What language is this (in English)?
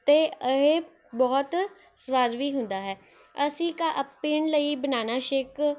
Punjabi